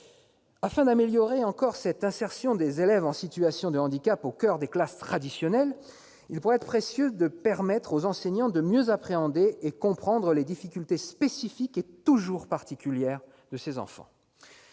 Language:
French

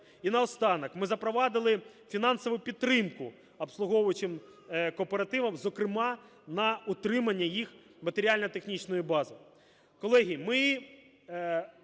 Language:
Ukrainian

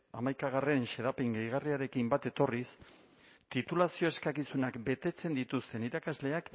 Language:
Basque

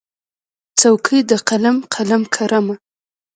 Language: Pashto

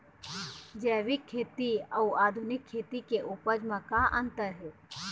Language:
Chhattisgarhi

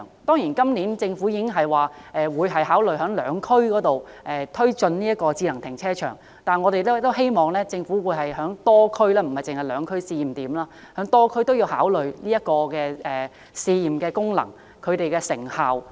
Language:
Cantonese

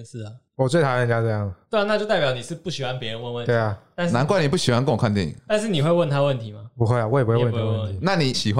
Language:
Chinese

